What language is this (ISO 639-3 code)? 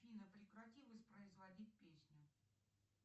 rus